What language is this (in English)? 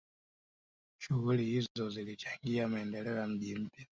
Swahili